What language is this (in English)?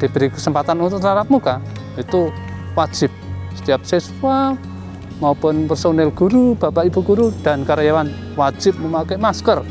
Indonesian